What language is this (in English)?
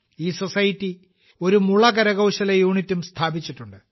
Malayalam